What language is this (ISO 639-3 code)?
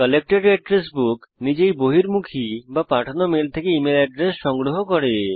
ben